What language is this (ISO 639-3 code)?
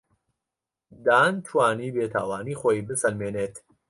ckb